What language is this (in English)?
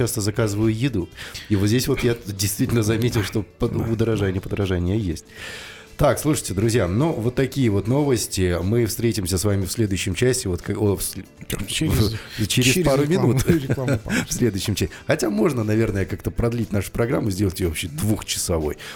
Russian